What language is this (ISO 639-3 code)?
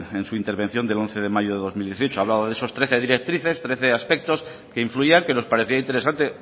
spa